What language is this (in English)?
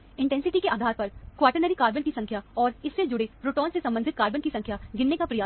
Hindi